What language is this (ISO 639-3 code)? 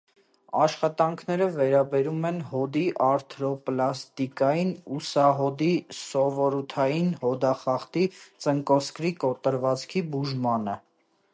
hye